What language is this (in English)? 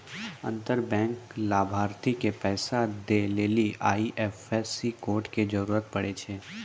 Maithili